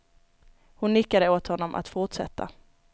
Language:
Swedish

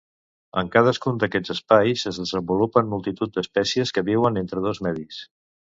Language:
Catalan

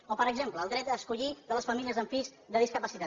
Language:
Catalan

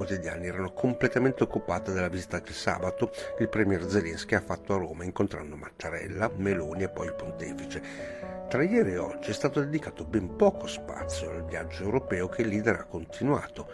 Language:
Italian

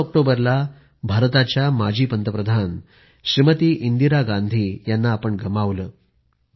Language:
Marathi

